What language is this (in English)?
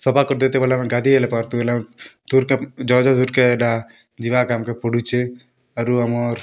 Odia